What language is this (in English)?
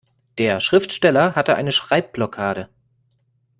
German